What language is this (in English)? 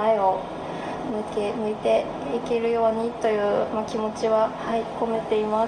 Japanese